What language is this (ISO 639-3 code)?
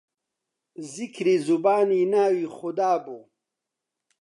ckb